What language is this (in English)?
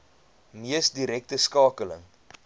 Afrikaans